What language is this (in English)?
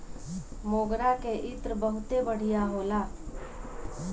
Bhojpuri